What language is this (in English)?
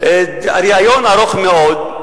Hebrew